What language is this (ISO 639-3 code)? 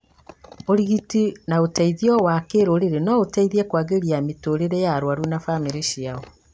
kik